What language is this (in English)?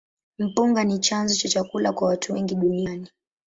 Swahili